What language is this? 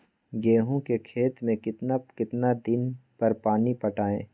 Magahi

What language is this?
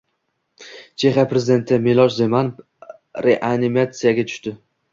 Uzbek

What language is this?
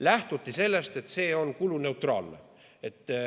Estonian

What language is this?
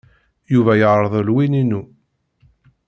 Kabyle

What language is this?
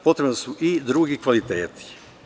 Serbian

